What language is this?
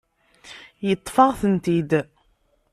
Kabyle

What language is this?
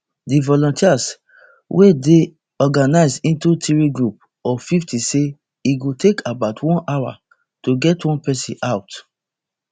Nigerian Pidgin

